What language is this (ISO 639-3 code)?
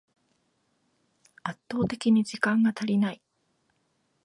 jpn